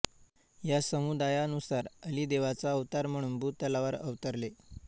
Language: Marathi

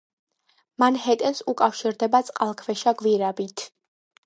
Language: Georgian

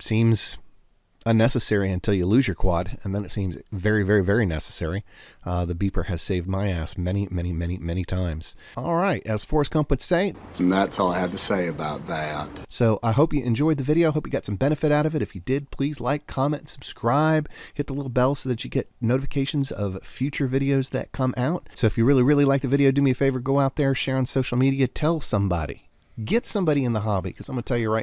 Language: English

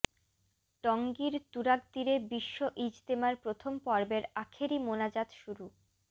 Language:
Bangla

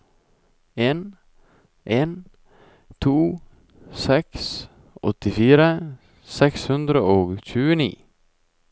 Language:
Norwegian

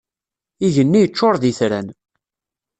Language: Kabyle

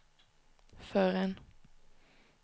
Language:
Swedish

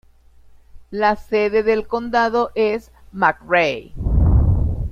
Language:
Spanish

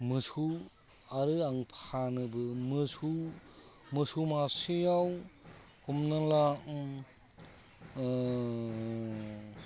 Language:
Bodo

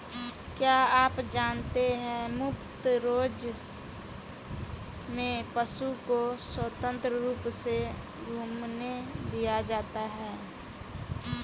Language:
Hindi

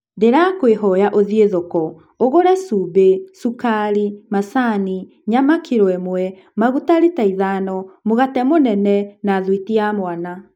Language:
Kikuyu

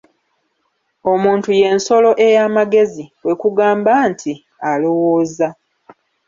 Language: Ganda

